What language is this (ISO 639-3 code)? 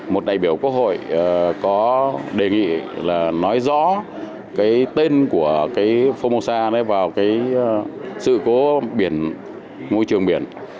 vie